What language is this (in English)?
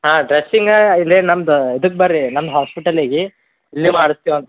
Kannada